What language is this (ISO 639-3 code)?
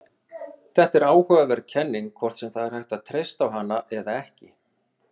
isl